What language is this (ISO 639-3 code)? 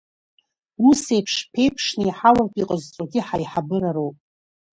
abk